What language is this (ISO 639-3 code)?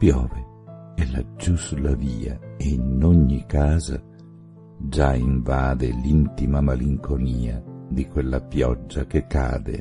ita